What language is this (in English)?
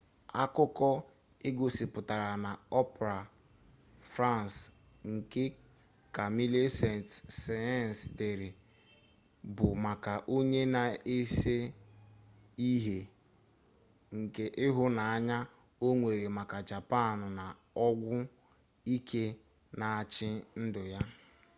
Igbo